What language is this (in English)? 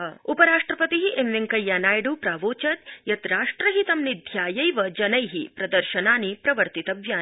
Sanskrit